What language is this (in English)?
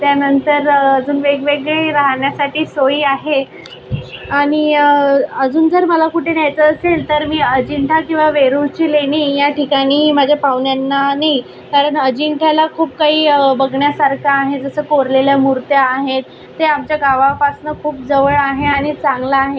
Marathi